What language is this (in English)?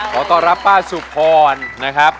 Thai